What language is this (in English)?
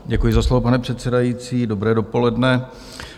Czech